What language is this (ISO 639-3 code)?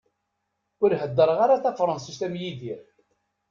kab